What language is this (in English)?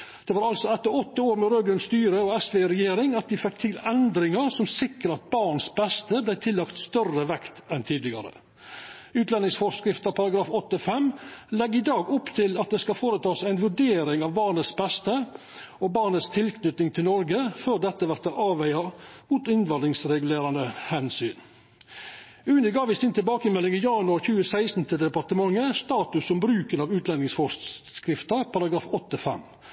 Norwegian Nynorsk